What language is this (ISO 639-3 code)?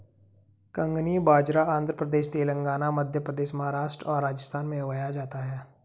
hin